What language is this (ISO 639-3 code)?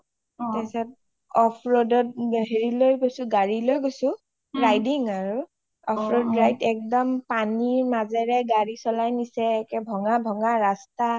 asm